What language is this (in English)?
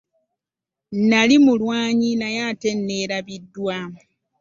Ganda